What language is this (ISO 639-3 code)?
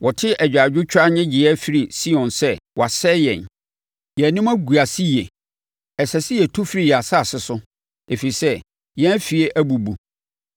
aka